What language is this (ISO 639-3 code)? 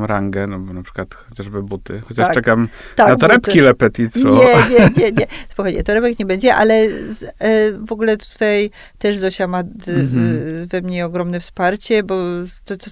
pol